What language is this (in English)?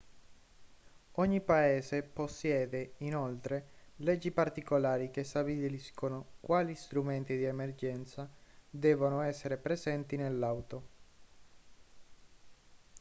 Italian